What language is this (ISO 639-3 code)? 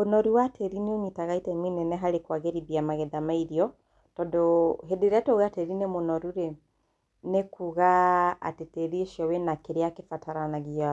kik